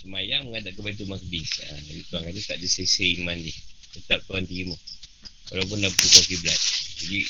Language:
Malay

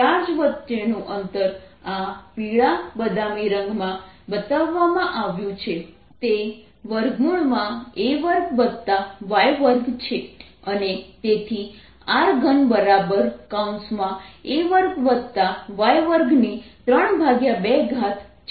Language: Gujarati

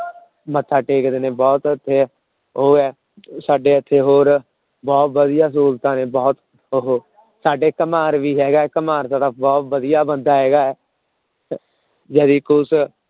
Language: Punjabi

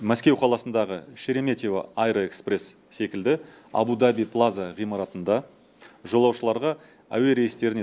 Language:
Kazakh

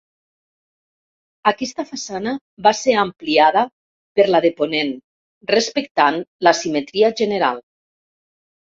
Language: Catalan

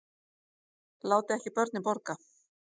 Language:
Icelandic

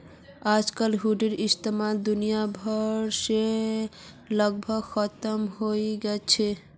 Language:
Magahi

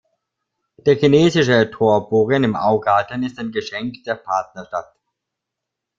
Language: German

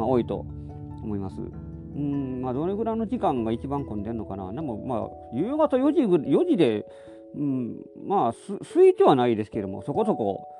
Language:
Japanese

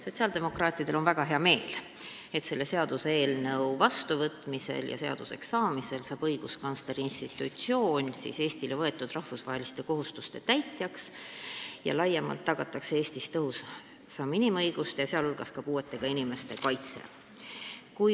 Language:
Estonian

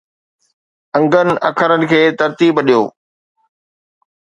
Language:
Sindhi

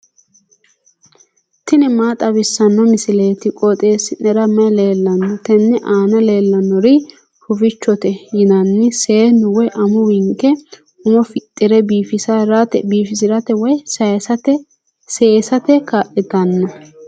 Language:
Sidamo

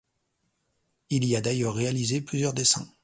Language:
French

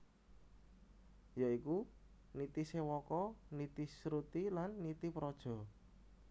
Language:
Javanese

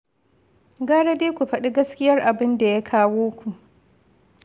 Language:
Hausa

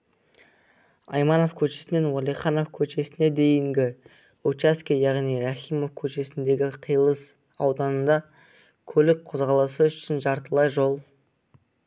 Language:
Kazakh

